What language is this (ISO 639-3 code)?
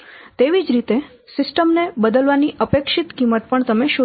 guj